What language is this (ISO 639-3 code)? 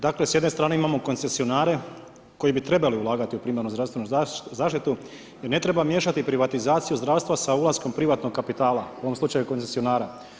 hrv